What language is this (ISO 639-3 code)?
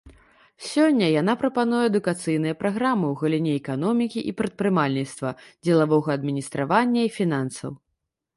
bel